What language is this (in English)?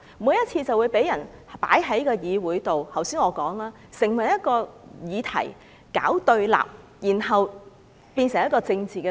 Cantonese